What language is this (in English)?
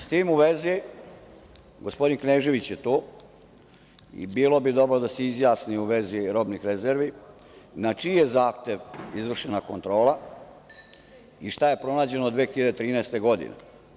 Serbian